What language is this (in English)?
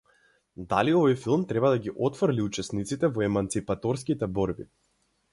Macedonian